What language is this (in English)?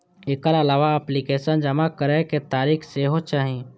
Maithili